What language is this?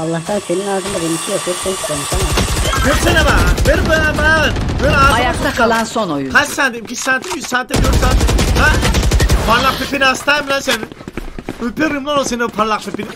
Turkish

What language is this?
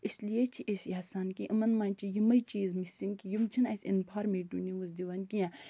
Kashmiri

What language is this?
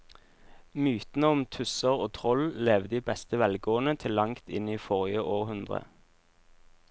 Norwegian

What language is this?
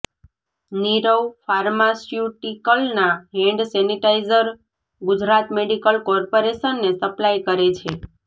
Gujarati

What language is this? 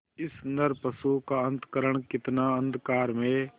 Hindi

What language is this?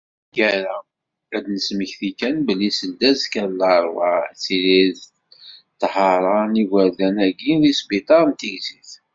Kabyle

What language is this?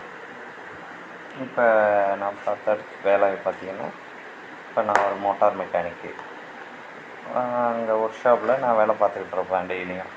Tamil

